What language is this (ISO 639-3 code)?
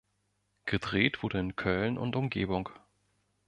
deu